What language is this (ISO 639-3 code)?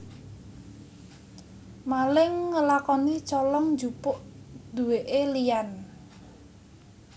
jav